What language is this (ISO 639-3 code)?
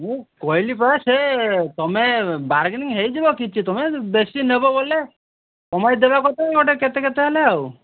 ori